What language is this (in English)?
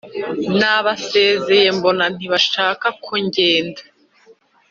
Kinyarwanda